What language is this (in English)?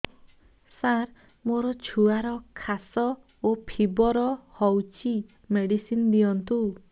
Odia